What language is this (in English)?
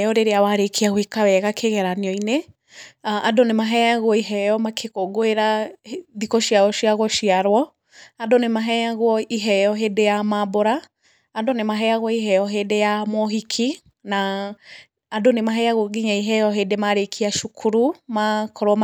Kikuyu